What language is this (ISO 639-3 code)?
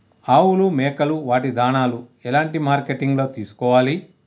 tel